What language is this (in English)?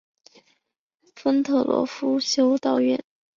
Chinese